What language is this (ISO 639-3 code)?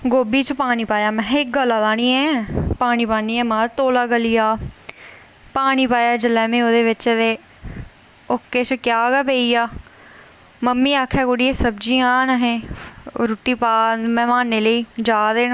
doi